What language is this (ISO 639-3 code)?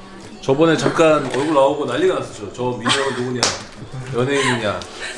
kor